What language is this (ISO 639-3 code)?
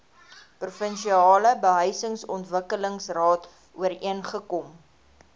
afr